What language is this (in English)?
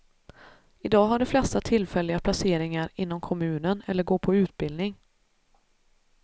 Swedish